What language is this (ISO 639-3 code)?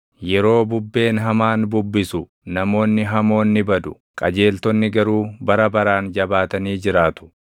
orm